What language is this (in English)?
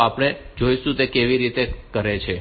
Gujarati